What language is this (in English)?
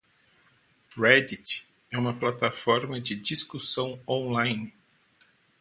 Portuguese